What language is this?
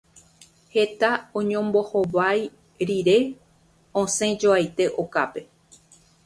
Guarani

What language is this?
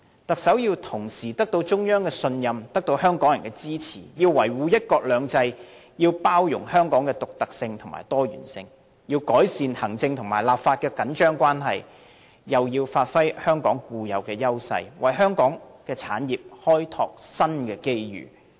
Cantonese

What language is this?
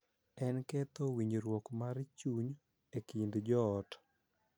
Luo (Kenya and Tanzania)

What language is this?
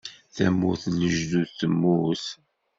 Kabyle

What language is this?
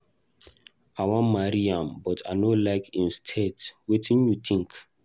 Nigerian Pidgin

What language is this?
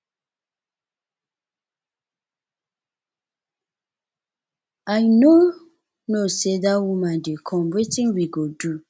Nigerian Pidgin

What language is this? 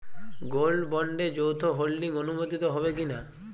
Bangla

